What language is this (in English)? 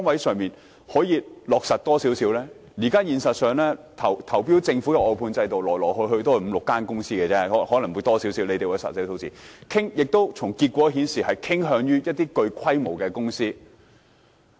Cantonese